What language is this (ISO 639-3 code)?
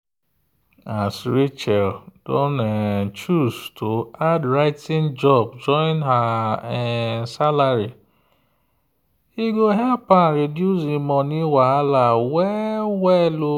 pcm